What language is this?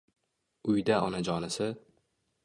Uzbek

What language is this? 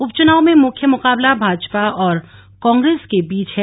Hindi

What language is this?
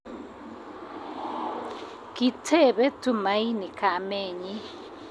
Kalenjin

